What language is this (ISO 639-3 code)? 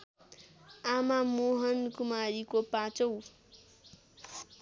nep